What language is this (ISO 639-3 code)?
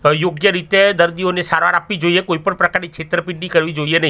guj